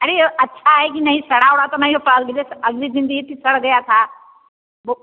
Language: Hindi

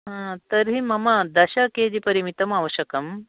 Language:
Sanskrit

